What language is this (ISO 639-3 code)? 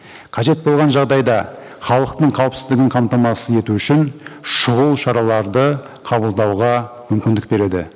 kaz